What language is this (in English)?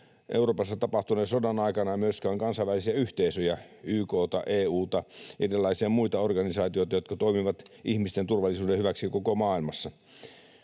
Finnish